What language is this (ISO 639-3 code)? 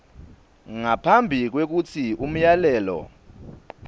ssw